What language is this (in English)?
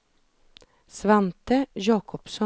Swedish